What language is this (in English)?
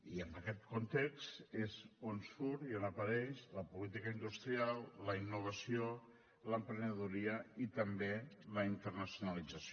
Catalan